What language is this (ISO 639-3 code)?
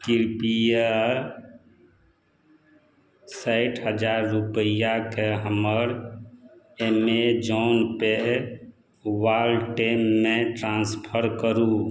mai